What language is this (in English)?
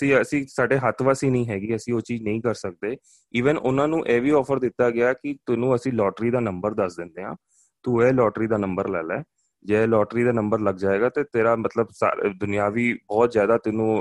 Punjabi